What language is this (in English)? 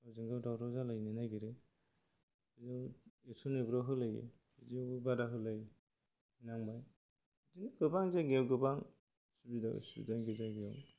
Bodo